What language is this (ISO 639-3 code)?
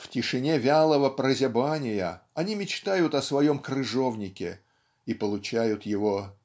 rus